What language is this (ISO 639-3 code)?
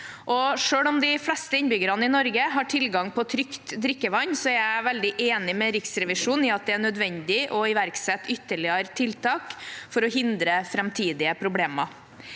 nor